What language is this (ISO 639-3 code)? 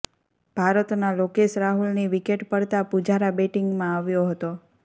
guj